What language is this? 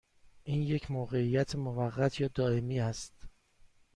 Persian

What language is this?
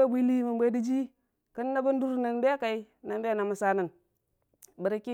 Dijim-Bwilim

